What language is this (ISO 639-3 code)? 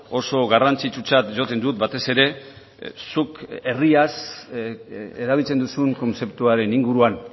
eus